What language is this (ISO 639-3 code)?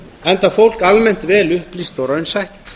isl